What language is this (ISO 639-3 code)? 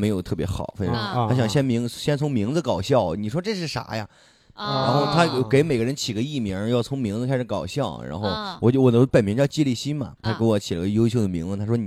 zho